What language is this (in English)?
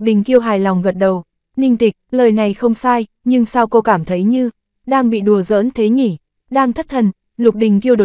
Vietnamese